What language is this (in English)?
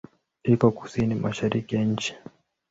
Swahili